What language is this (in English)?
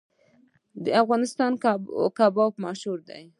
Pashto